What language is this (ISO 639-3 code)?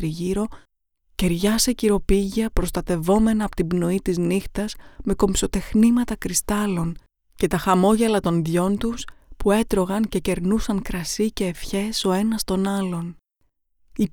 ell